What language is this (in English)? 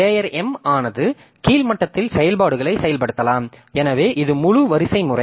Tamil